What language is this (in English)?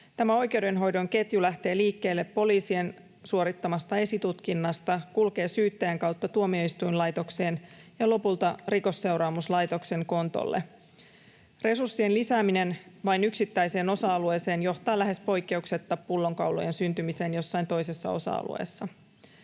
Finnish